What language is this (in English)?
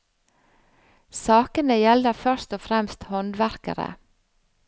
Norwegian